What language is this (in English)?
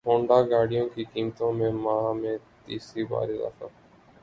Urdu